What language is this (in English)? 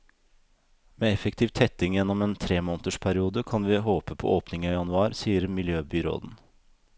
Norwegian